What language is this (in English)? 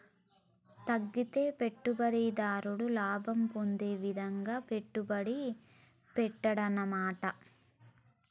Telugu